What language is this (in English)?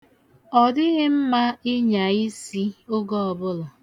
Igbo